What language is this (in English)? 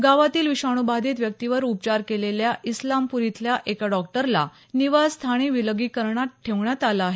Marathi